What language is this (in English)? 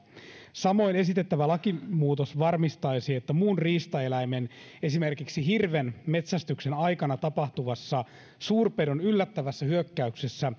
Finnish